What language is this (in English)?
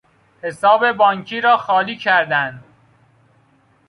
Persian